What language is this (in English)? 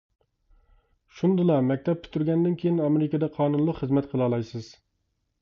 Uyghur